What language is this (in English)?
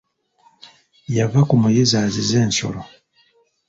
Ganda